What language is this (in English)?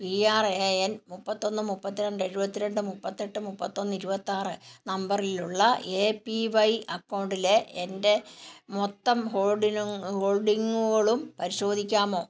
Malayalam